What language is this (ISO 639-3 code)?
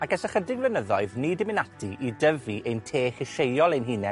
cym